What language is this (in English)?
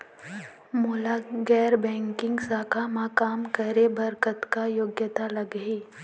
Chhattisgarhi